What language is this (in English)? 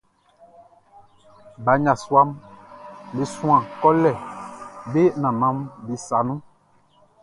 Baoulé